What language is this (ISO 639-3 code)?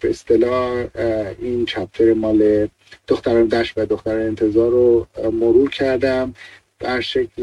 fas